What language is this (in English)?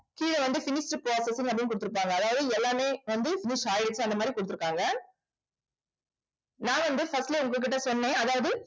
Tamil